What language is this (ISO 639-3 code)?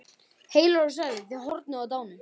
isl